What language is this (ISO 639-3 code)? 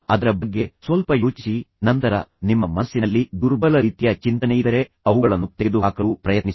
kan